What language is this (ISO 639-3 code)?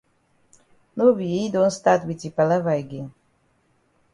wes